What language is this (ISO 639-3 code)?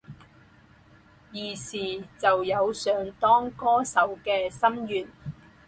zho